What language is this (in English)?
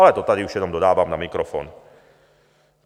Czech